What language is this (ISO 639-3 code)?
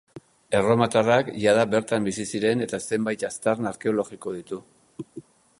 eus